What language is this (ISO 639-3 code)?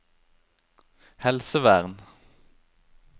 nor